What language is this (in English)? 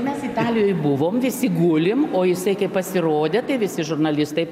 Lithuanian